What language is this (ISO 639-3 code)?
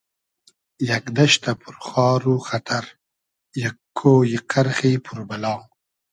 haz